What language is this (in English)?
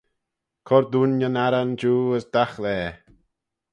Manx